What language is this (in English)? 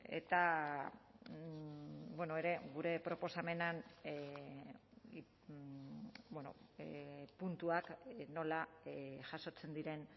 Basque